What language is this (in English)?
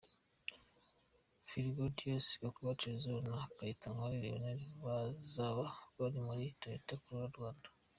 Kinyarwanda